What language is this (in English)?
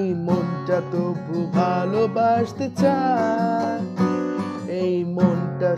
Bangla